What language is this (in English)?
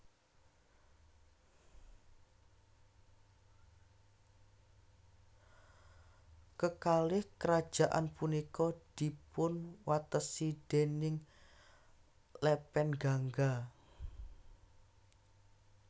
Javanese